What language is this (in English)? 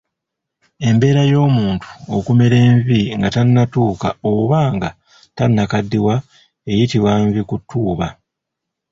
Ganda